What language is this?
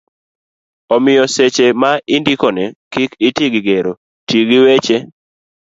Luo (Kenya and Tanzania)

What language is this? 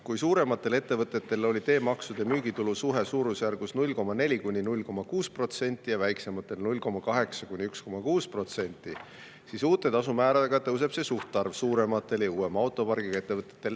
Estonian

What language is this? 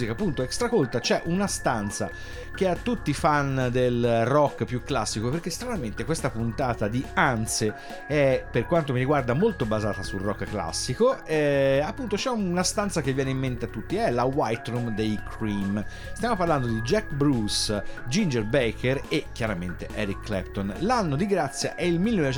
Italian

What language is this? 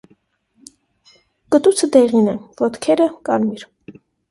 Armenian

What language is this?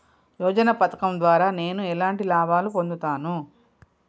Telugu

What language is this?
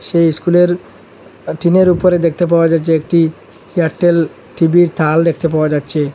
Bangla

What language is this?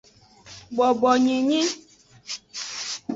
Aja (Benin)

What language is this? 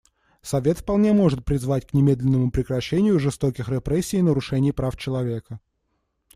Russian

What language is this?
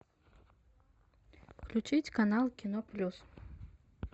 Russian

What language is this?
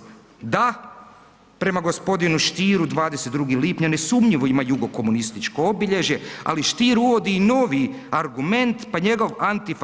Croatian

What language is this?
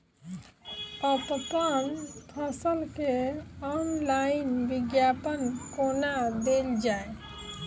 Maithili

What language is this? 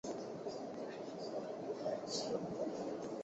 Chinese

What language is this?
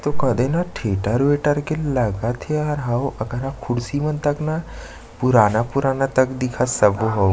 Chhattisgarhi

